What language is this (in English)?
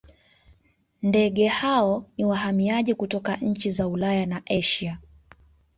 Swahili